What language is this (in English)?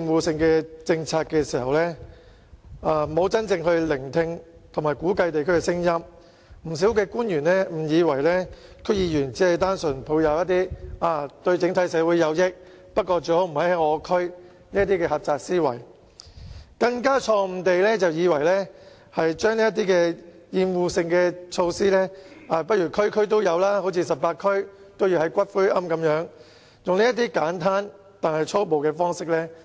Cantonese